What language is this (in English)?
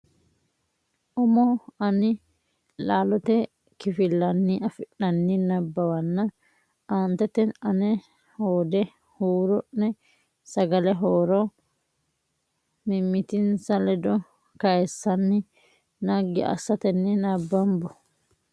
Sidamo